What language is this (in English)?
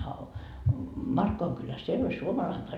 Finnish